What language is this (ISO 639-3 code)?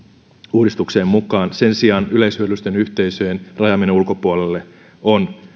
fin